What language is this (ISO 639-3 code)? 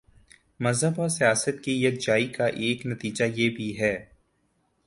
urd